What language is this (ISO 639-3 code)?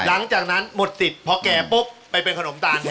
tha